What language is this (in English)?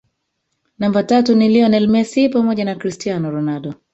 Swahili